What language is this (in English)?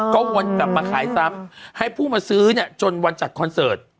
Thai